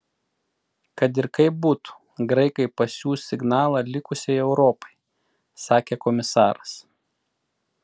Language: Lithuanian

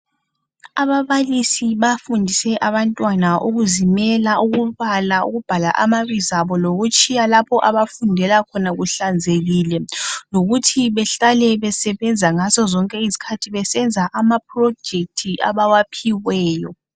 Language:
North Ndebele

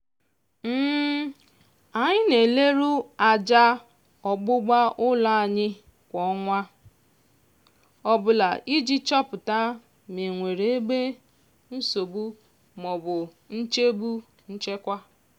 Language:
Igbo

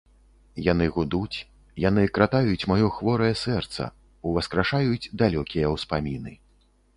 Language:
Belarusian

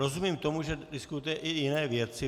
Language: Czech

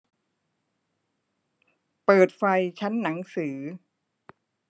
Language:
Thai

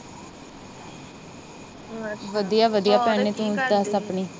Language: Punjabi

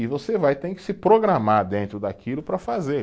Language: Portuguese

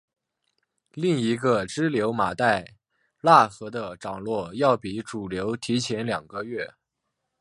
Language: Chinese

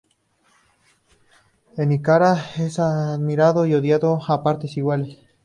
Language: Spanish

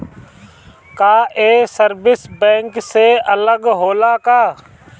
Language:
Bhojpuri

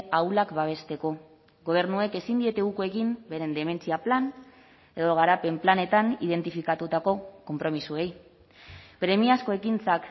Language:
Basque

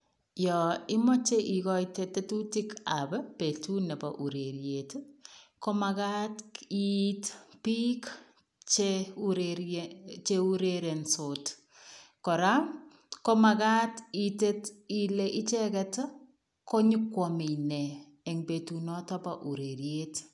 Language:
Kalenjin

